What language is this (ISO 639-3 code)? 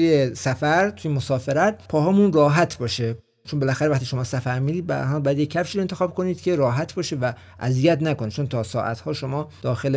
fas